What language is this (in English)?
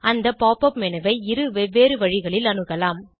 Tamil